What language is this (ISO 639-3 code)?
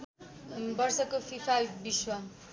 nep